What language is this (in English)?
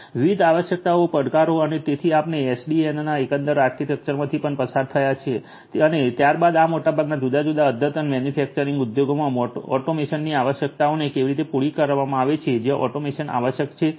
Gujarati